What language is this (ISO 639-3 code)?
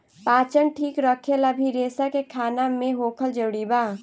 bho